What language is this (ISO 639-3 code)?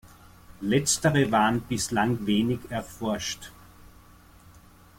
deu